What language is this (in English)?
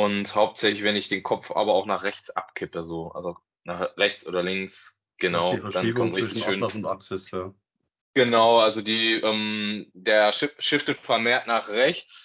German